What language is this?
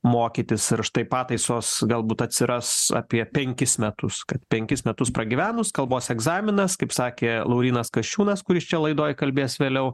Lithuanian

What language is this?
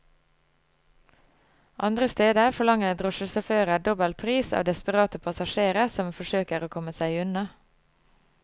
Norwegian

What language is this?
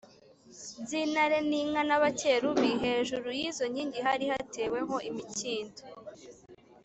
Kinyarwanda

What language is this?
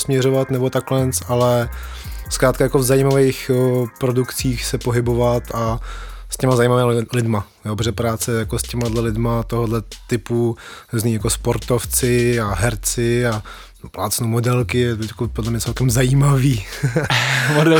Czech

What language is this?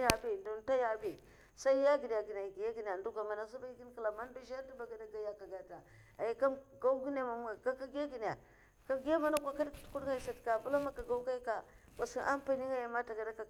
Mafa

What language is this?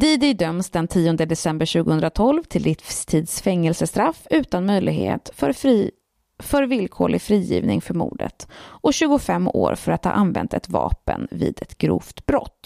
Swedish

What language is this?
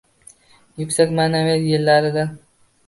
Uzbek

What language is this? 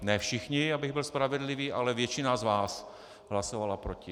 Czech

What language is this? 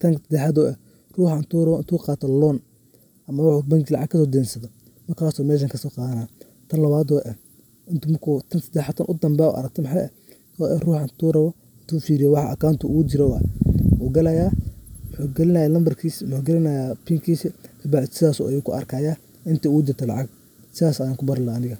Somali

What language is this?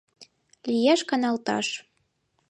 Mari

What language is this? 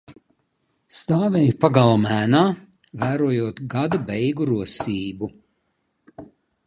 Latvian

